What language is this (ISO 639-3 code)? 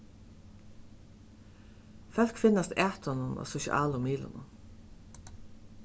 fao